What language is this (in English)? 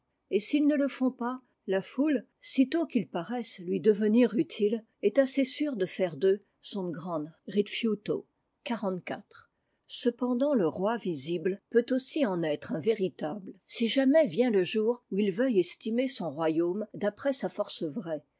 French